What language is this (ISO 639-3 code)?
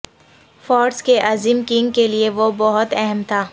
urd